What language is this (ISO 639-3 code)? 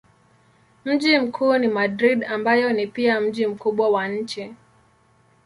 swa